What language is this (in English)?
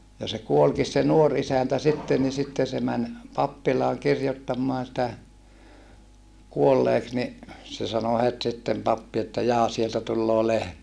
Finnish